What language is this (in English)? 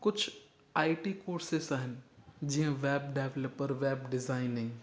Sindhi